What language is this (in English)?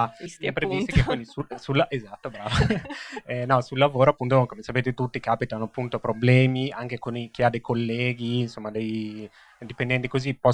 Italian